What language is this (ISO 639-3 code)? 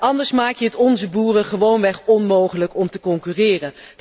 nld